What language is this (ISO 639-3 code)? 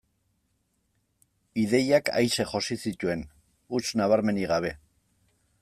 eus